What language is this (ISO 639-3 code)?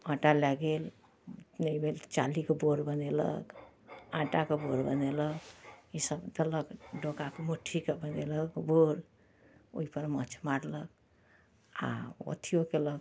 mai